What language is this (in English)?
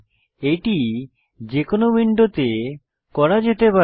Bangla